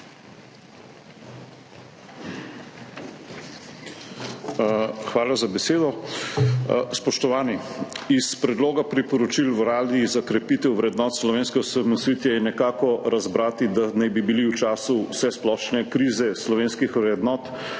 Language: Slovenian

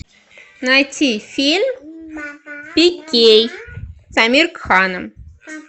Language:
Russian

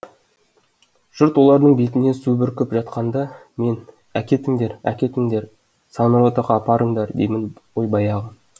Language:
Kazakh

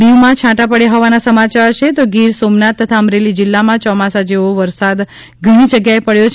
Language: Gujarati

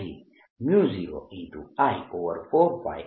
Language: Gujarati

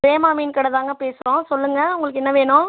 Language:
Tamil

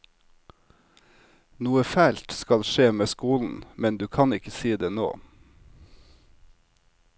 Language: Norwegian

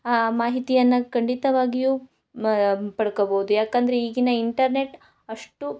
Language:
Kannada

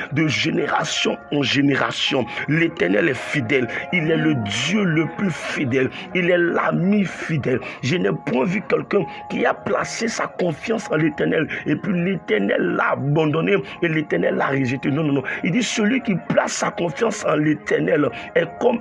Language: French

